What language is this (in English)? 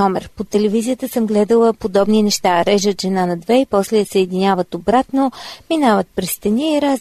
Bulgarian